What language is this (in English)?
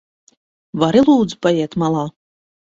Latvian